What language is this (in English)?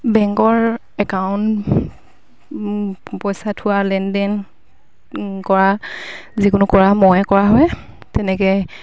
Assamese